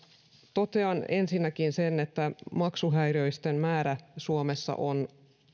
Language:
Finnish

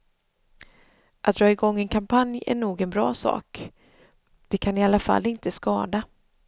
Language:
Swedish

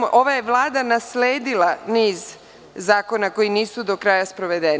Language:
Serbian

